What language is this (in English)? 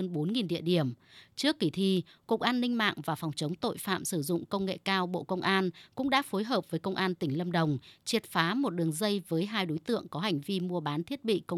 Vietnamese